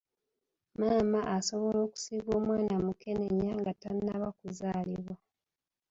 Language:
Ganda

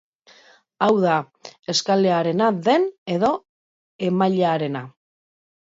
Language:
Basque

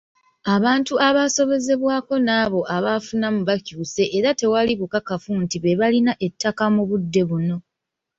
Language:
Ganda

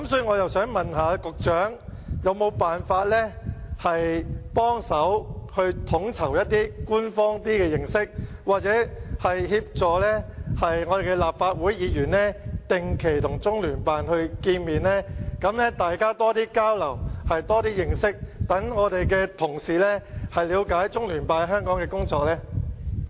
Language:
Cantonese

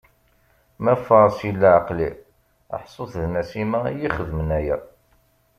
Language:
Kabyle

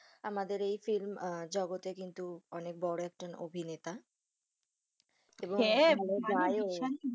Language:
Bangla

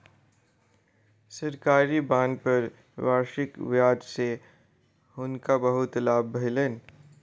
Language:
Maithili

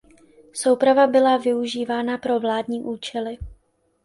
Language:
Czech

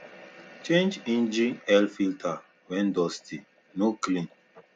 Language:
Nigerian Pidgin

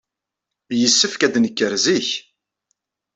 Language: Kabyle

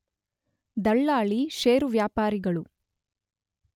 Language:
Kannada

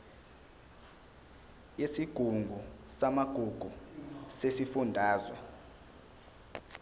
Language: Zulu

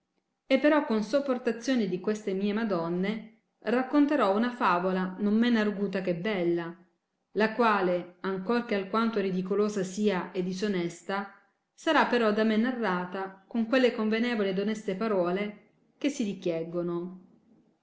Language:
Italian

